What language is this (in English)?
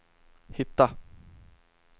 Swedish